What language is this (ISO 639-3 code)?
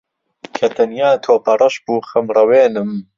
ckb